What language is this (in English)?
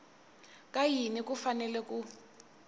Tsonga